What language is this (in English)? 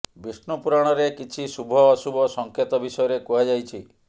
Odia